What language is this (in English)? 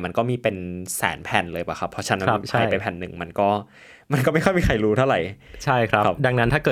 Thai